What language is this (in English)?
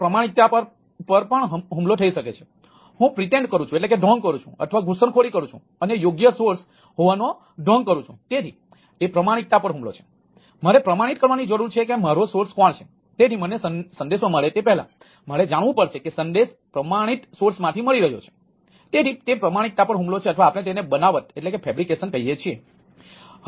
Gujarati